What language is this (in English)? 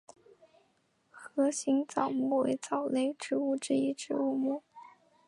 Chinese